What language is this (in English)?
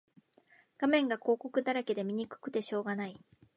Japanese